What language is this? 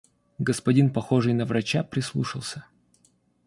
Russian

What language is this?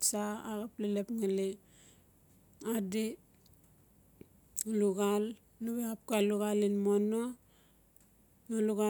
Notsi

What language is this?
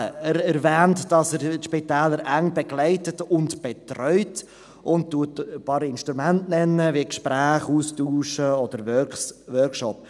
Swiss German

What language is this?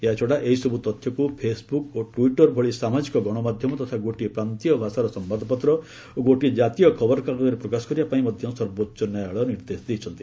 Odia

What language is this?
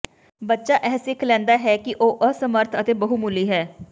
Punjabi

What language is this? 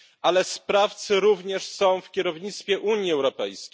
Polish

